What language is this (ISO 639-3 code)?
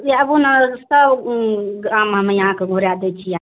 mai